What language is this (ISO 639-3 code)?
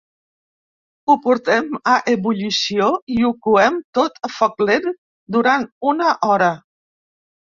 cat